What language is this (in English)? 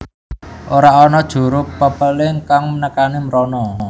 Javanese